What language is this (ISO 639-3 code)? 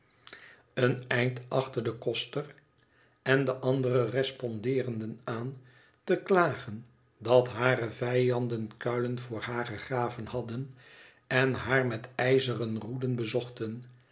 nld